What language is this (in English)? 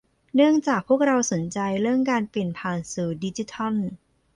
Thai